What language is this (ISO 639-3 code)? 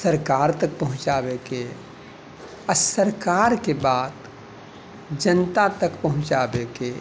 mai